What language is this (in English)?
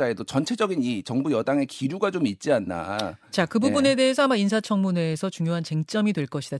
Korean